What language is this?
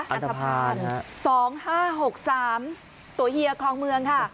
Thai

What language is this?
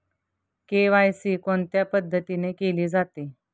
Marathi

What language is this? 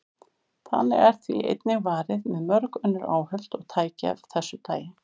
Icelandic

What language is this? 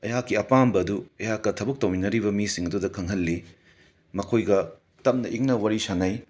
Manipuri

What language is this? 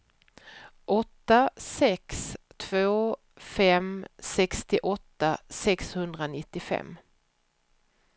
Swedish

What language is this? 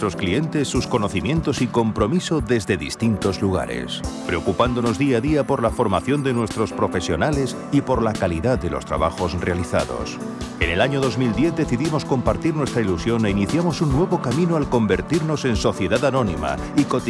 Spanish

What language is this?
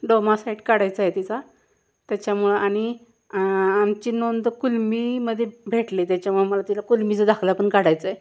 Marathi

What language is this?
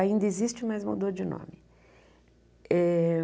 Portuguese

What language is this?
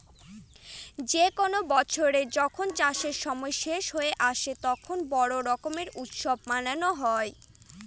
Bangla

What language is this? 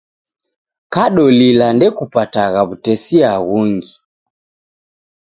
Taita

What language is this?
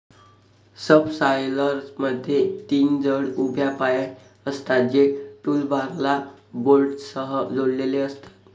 Marathi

